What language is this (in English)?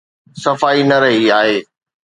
Sindhi